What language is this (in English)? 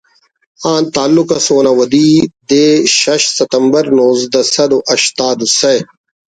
Brahui